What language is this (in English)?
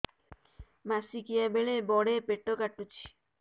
Odia